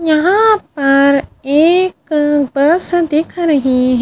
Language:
Hindi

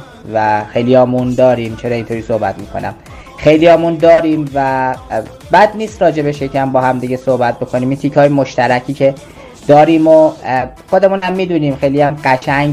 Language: Persian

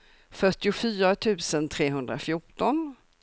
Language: Swedish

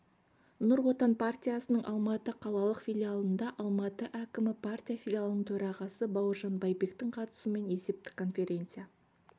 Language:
Kazakh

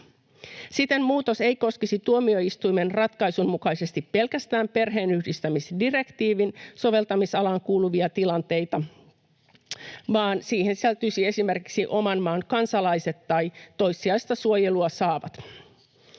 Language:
Finnish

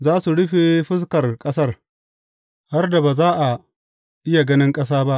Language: Hausa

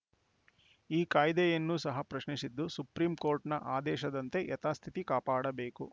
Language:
Kannada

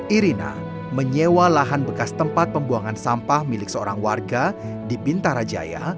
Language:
Indonesian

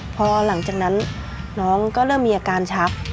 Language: Thai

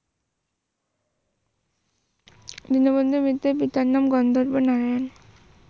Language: Bangla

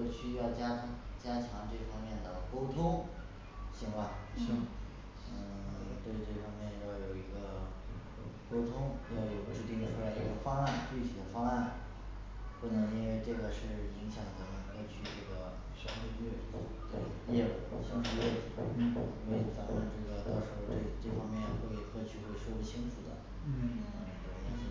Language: Chinese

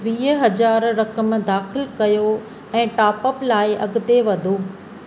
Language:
Sindhi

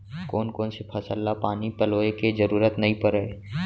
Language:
Chhattisgarhi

